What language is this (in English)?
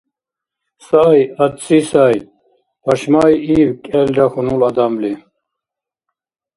Dargwa